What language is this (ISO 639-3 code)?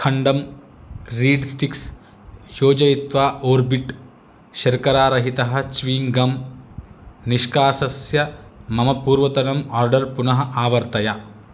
san